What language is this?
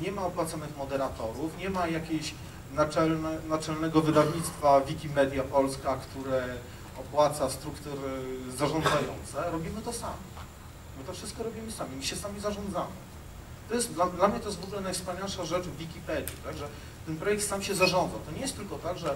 Polish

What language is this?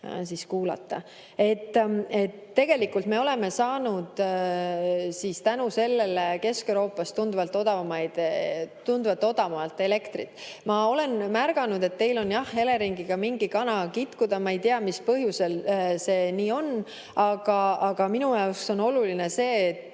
Estonian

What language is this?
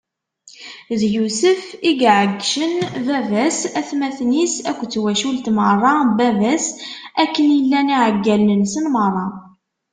Kabyle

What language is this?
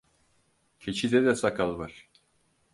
Turkish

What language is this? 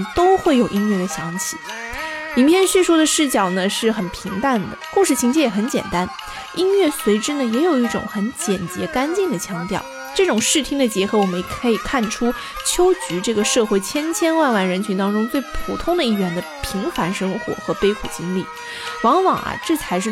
Chinese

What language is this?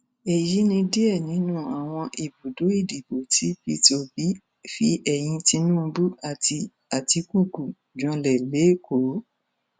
Yoruba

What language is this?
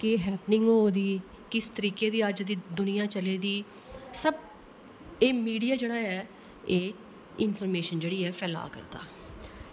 Dogri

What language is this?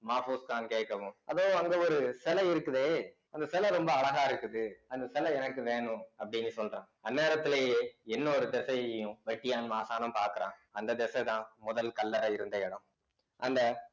Tamil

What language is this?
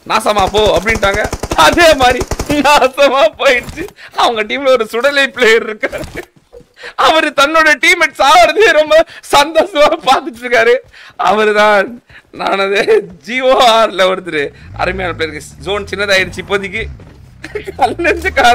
Tamil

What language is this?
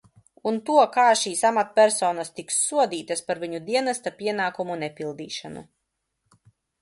Latvian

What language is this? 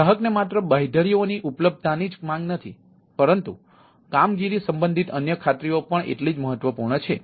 Gujarati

